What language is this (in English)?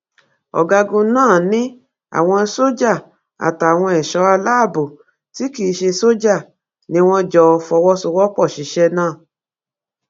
Yoruba